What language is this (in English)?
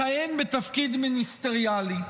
Hebrew